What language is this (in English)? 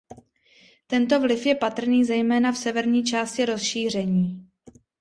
Czech